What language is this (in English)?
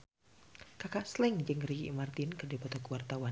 Sundanese